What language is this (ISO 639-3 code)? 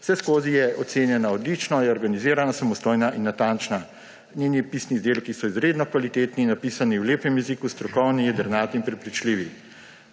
slv